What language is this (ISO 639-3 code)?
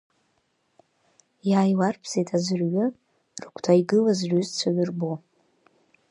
abk